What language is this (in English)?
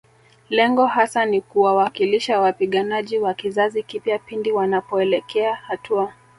Swahili